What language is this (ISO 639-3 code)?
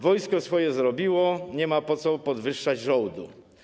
pol